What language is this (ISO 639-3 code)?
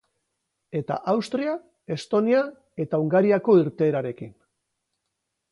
eus